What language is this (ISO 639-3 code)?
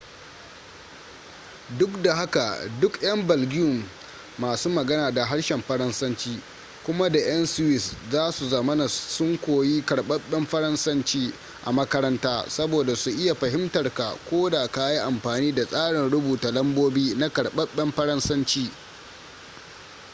hau